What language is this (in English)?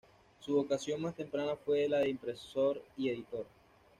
Spanish